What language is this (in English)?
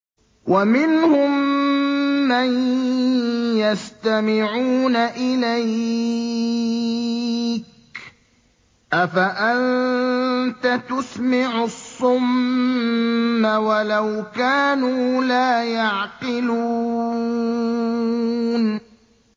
Arabic